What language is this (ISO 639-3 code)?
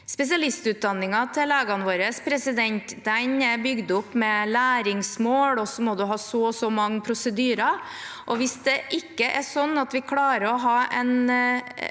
nor